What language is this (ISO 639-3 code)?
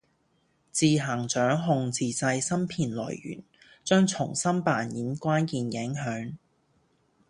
yue